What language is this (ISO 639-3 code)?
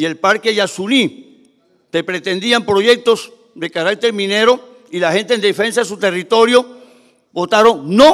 spa